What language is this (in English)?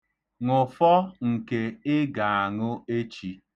Igbo